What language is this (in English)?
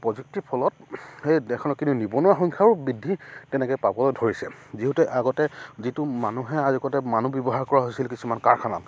Assamese